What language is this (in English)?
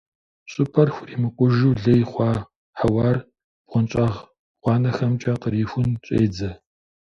Kabardian